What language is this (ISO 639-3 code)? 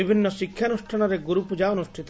ori